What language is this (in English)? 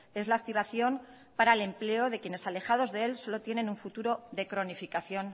Spanish